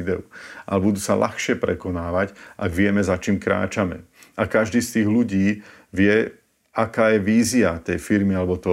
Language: Slovak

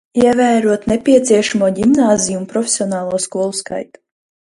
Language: Latvian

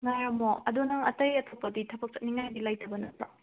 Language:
Manipuri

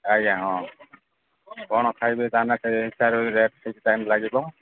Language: Odia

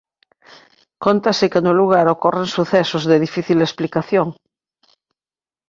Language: Galician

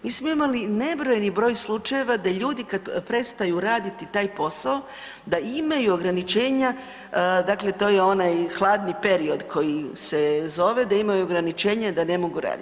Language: Croatian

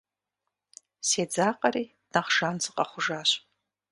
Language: Kabardian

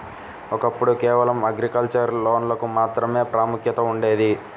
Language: Telugu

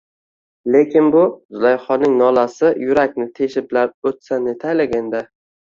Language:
Uzbek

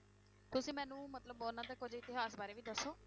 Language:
Punjabi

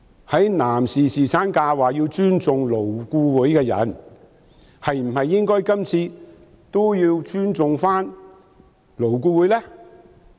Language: Cantonese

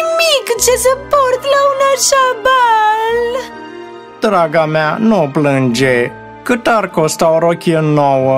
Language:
Romanian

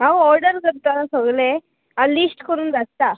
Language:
Konkani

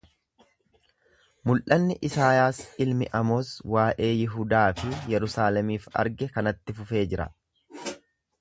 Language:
Oromo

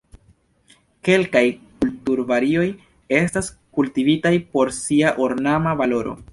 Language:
Esperanto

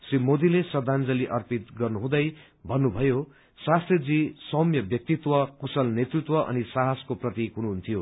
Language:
Nepali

